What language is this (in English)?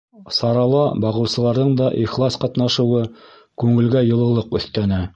Bashkir